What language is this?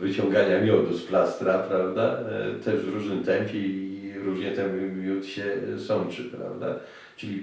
Polish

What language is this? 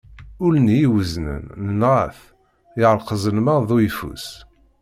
Kabyle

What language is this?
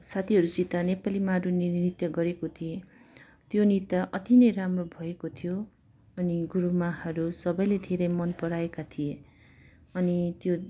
Nepali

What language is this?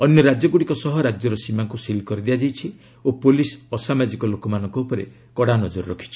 Odia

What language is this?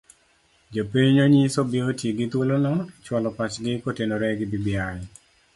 Luo (Kenya and Tanzania)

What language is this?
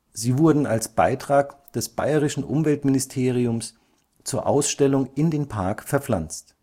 German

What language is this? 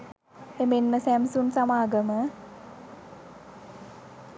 Sinhala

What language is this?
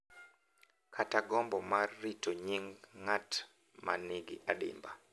Luo (Kenya and Tanzania)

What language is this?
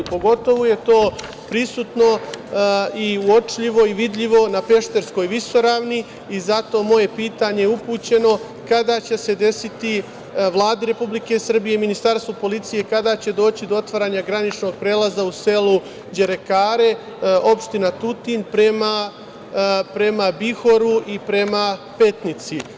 Serbian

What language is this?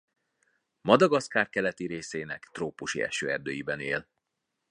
Hungarian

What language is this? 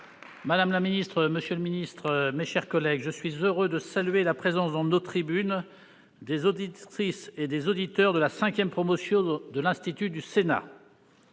French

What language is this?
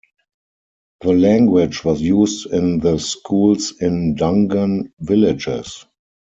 English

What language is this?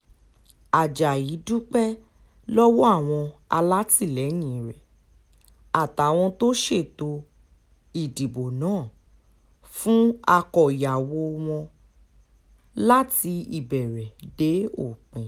Yoruba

